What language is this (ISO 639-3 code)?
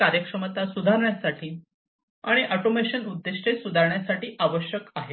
mar